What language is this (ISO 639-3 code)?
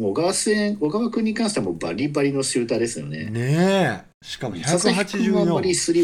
jpn